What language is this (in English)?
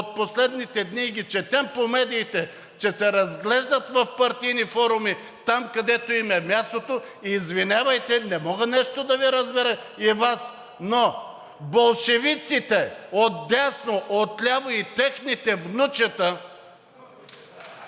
Bulgarian